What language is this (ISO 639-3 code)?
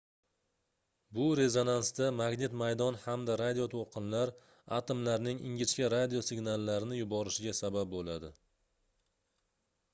uzb